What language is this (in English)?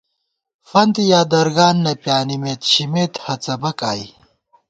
Gawar-Bati